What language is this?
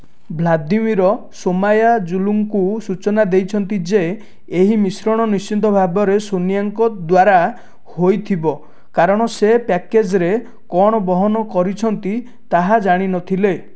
Odia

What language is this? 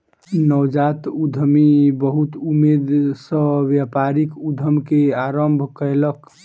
Maithili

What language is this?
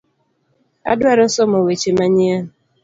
Luo (Kenya and Tanzania)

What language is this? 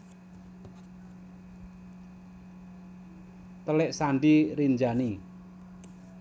Javanese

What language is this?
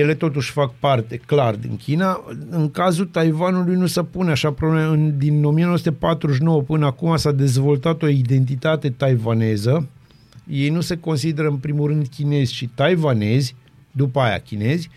Romanian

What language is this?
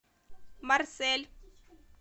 Russian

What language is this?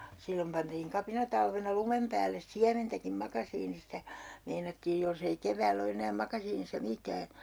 Finnish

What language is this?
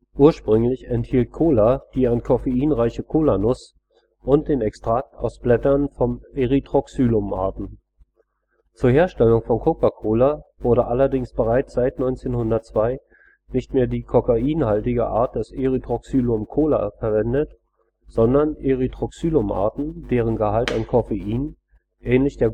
German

